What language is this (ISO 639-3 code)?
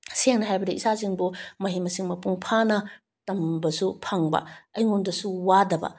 mni